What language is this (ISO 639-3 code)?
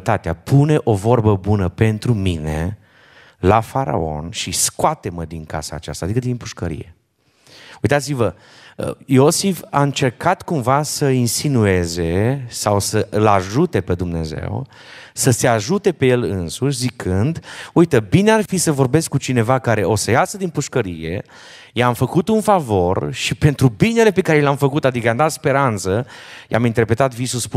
ron